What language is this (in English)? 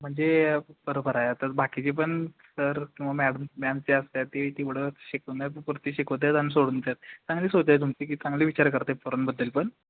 Marathi